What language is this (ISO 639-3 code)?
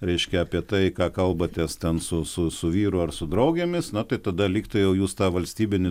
lit